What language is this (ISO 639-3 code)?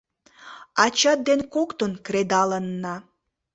chm